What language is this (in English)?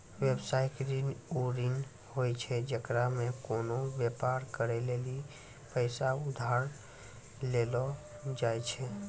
Maithili